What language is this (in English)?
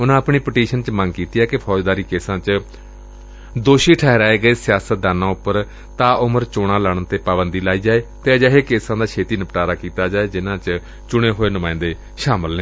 Punjabi